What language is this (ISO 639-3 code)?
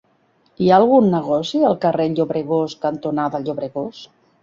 cat